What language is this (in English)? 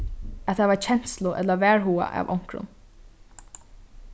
Faroese